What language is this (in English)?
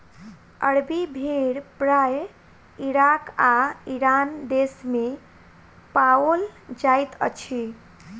Maithili